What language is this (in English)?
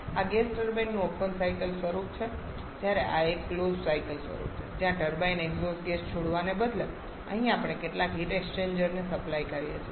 Gujarati